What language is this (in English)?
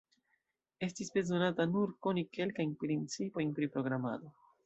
Esperanto